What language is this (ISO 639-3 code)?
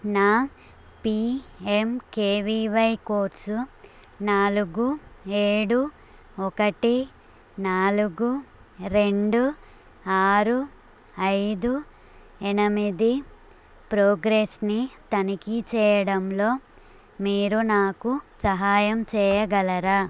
tel